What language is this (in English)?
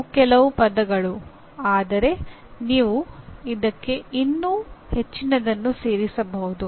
Kannada